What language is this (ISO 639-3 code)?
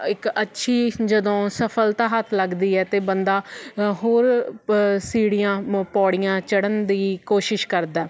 pan